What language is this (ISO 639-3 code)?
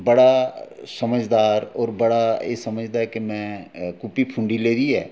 doi